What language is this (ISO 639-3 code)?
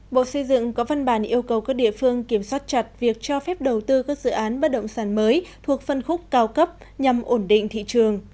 vie